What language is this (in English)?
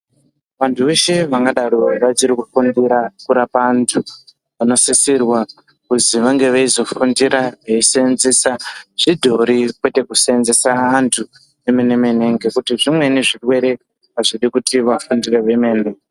Ndau